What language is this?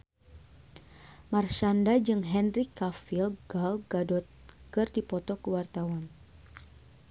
Sundanese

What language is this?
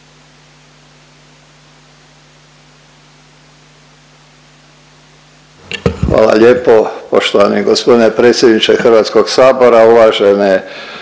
Croatian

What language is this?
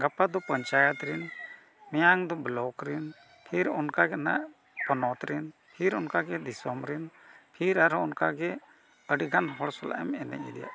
Santali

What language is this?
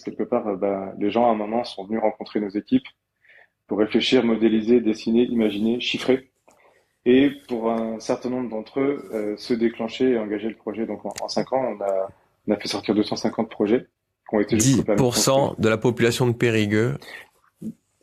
French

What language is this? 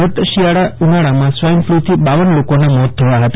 Gujarati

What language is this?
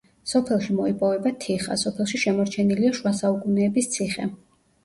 Georgian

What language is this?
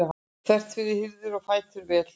Icelandic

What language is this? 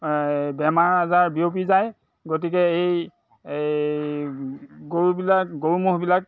Assamese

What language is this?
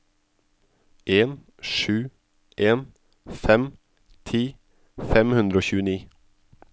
Norwegian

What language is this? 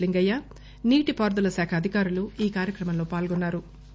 Telugu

